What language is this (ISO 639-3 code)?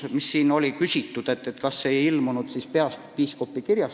est